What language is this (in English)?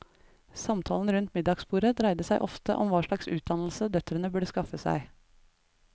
Norwegian